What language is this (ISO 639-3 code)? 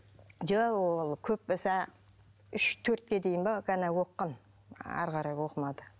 kaz